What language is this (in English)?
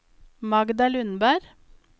Norwegian